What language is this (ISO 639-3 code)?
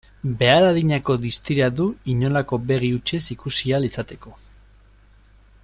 eus